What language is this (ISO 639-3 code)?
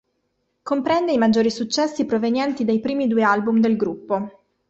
ita